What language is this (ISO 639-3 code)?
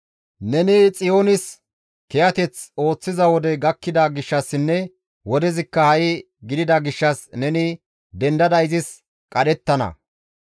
gmv